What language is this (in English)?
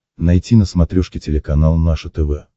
Russian